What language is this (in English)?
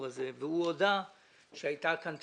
Hebrew